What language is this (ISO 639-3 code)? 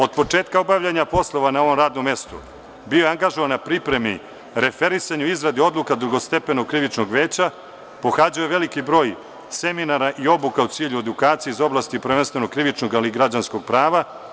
srp